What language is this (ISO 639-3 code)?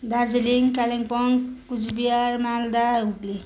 nep